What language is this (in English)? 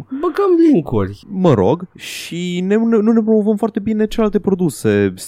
Romanian